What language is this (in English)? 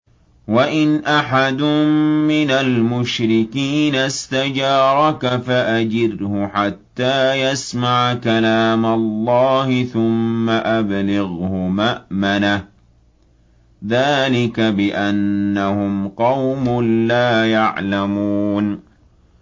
Arabic